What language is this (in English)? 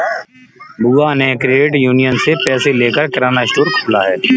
Hindi